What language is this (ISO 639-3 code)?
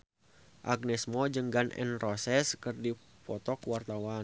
sun